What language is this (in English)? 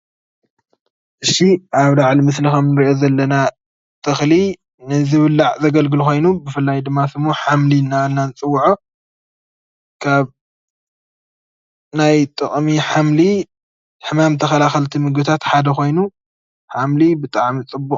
Tigrinya